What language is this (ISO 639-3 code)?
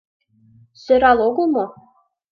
chm